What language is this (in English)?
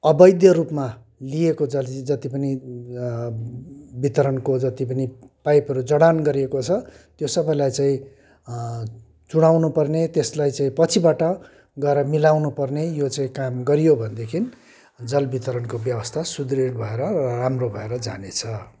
Nepali